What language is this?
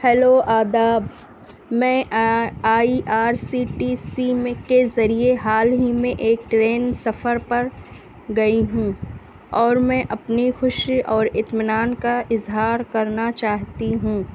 Urdu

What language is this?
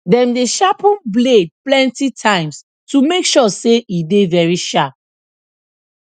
Nigerian Pidgin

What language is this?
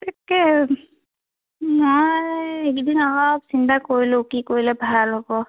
Assamese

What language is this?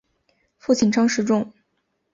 Chinese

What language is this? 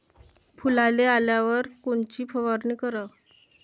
Marathi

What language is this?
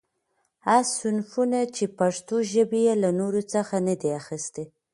Pashto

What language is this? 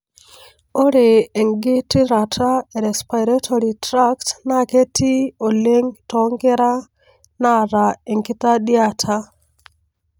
Masai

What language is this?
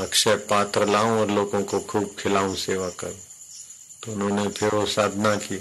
Hindi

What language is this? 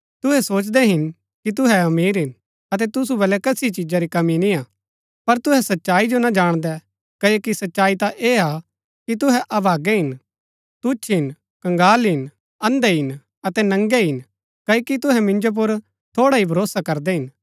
Gaddi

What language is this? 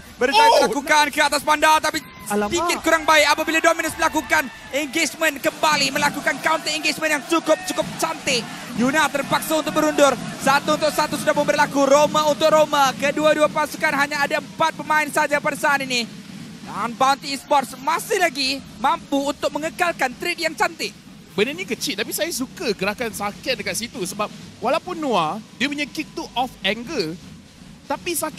Malay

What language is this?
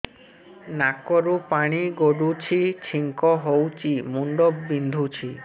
Odia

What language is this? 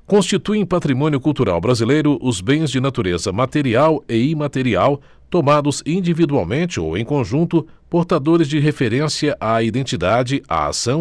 Portuguese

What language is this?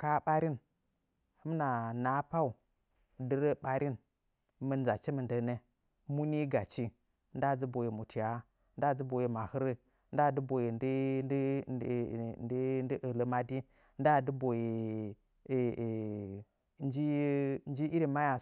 Nzanyi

